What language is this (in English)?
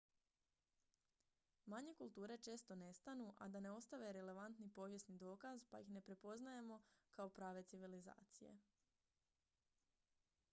Croatian